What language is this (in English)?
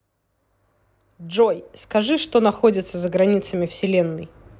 Russian